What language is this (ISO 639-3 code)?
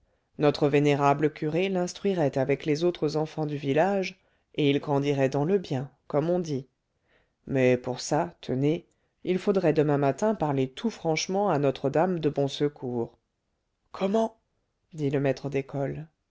fra